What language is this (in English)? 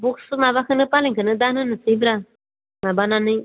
Bodo